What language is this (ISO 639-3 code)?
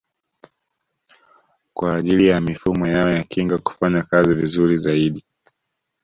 swa